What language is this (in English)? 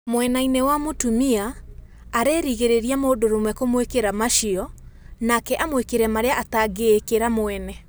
Kikuyu